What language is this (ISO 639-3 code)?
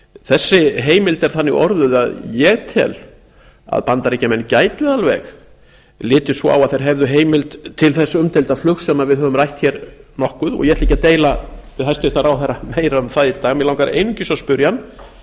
isl